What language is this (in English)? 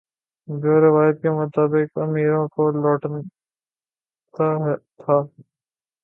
Urdu